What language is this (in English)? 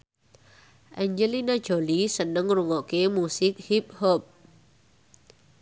Javanese